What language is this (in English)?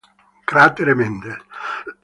Italian